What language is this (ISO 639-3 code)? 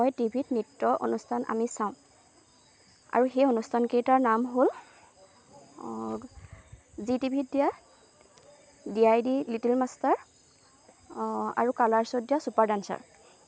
asm